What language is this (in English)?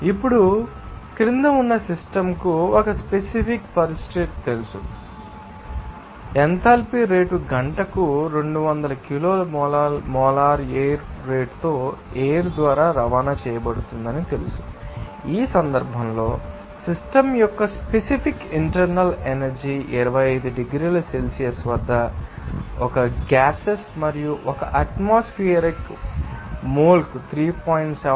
Telugu